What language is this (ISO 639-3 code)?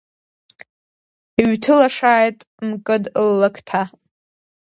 abk